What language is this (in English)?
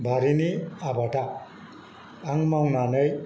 Bodo